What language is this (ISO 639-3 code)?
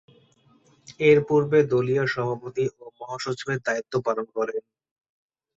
ben